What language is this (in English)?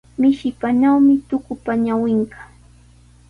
Sihuas Ancash Quechua